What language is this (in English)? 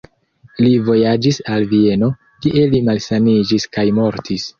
Esperanto